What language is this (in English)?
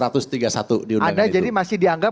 Indonesian